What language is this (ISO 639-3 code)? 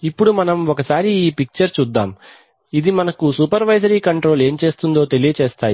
tel